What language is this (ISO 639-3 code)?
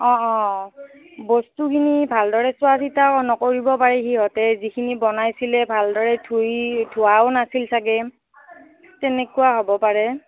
asm